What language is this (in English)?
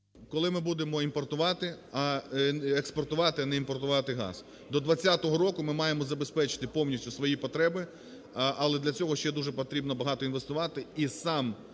Ukrainian